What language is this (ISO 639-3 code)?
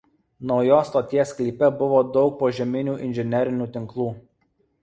lit